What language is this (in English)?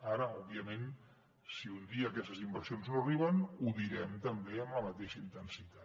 Catalan